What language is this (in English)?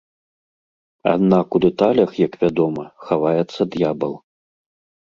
Belarusian